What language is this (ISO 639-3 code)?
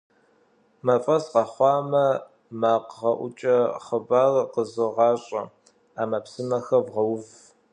kbd